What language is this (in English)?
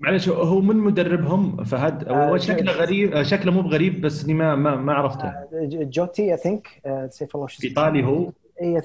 Arabic